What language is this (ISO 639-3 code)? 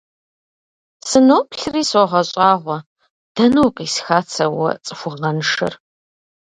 kbd